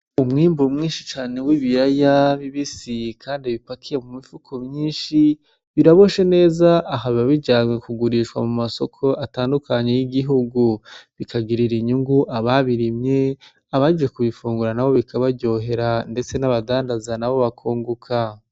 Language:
Rundi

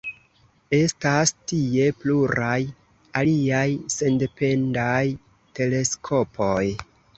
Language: Esperanto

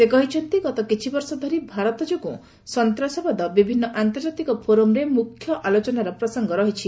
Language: Odia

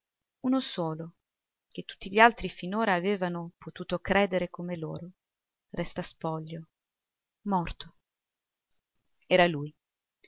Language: Italian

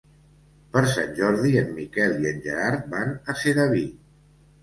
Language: Catalan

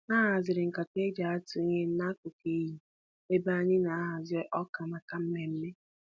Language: Igbo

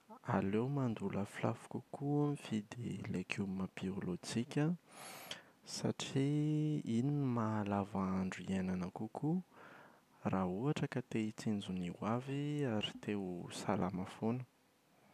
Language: Malagasy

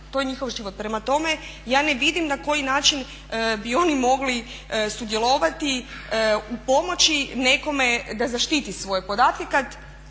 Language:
Croatian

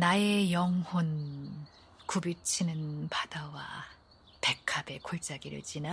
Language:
Korean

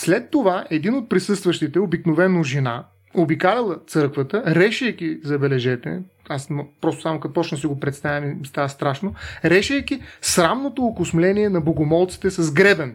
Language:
Bulgarian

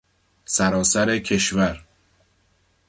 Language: Persian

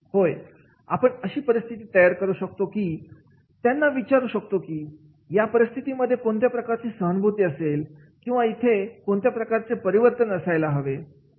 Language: Marathi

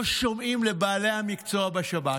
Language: Hebrew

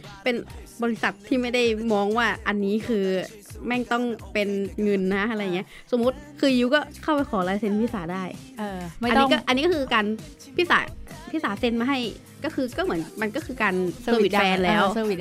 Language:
Thai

